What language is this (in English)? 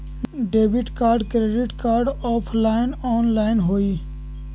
Magahi